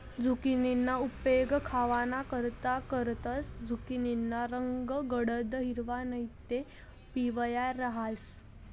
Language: Marathi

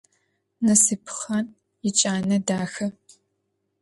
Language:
Adyghe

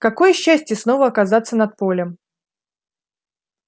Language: Russian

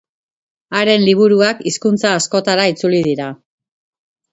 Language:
Basque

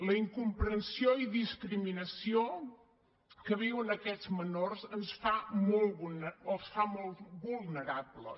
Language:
Catalan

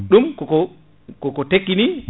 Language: Fula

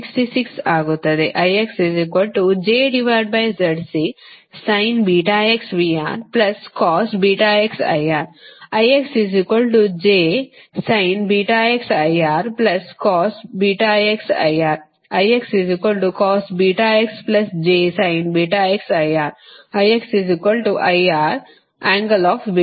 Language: Kannada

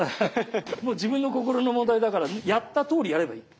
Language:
Japanese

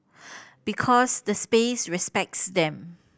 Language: English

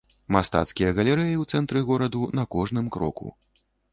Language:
Belarusian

